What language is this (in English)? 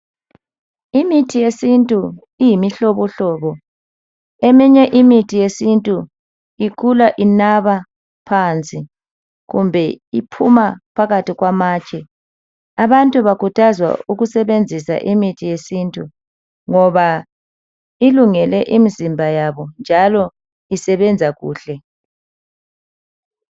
North Ndebele